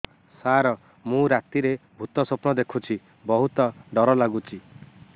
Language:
Odia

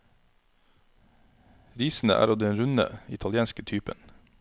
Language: Norwegian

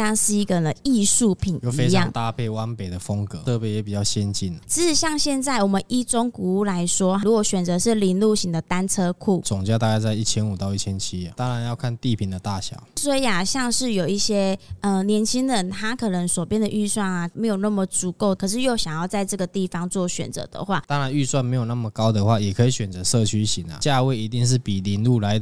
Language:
Chinese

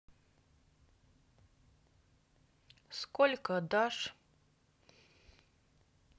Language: Russian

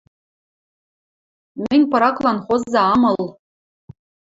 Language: Western Mari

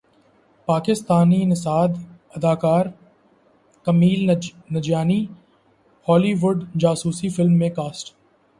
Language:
Urdu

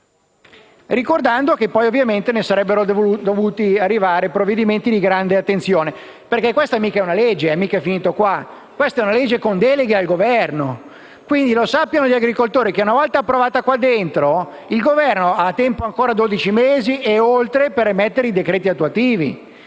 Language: Italian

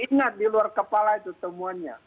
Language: Indonesian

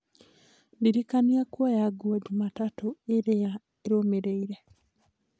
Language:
Kikuyu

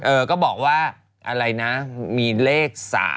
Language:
Thai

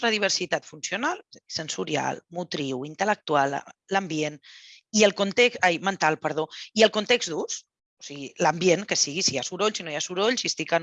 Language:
Catalan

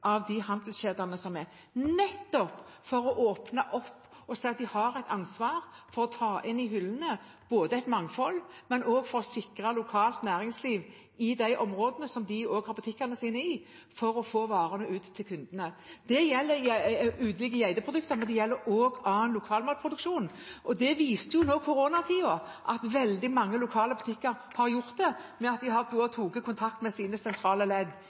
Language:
Norwegian Bokmål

